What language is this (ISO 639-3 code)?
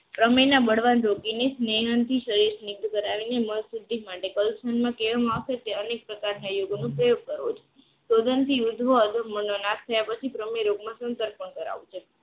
guj